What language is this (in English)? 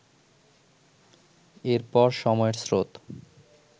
Bangla